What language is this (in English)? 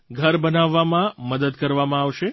Gujarati